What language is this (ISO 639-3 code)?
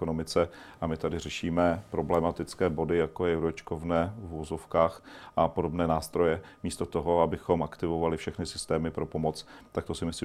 ces